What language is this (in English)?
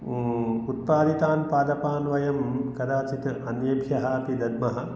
Sanskrit